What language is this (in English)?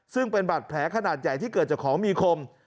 Thai